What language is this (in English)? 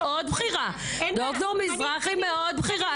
Hebrew